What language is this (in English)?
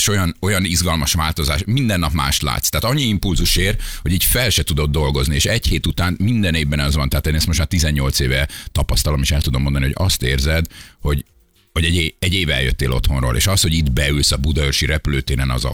Hungarian